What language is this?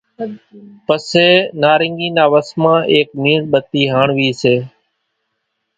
Kachi Koli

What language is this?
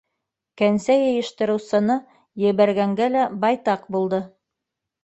Bashkir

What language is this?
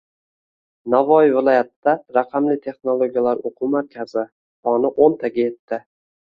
Uzbek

